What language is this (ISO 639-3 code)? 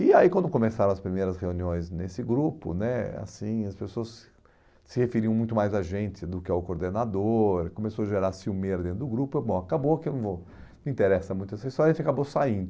por